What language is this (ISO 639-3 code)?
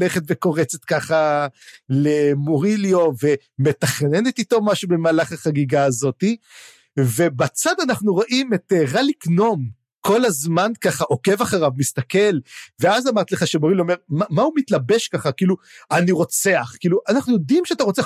heb